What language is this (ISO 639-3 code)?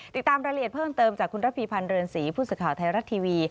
tha